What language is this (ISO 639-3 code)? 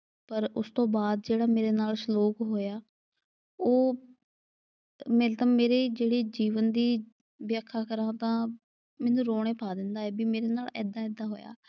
pan